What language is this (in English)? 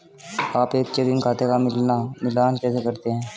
Hindi